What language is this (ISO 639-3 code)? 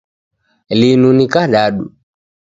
dav